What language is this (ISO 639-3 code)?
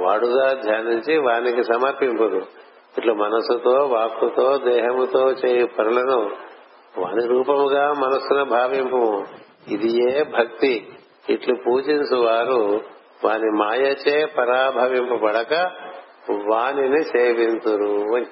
tel